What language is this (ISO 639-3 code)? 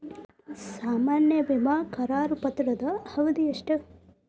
kan